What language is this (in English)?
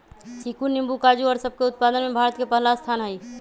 Magahi